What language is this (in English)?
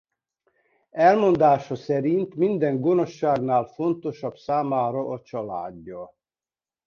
Hungarian